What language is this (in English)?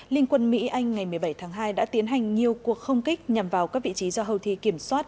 Vietnamese